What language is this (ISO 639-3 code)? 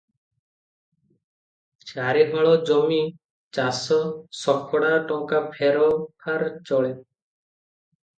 ori